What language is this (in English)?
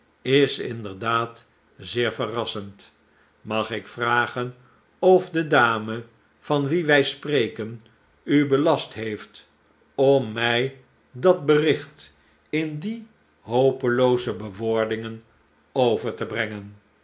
Dutch